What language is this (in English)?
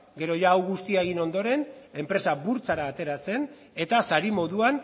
Basque